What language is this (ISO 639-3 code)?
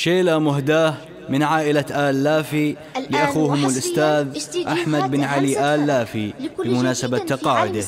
ara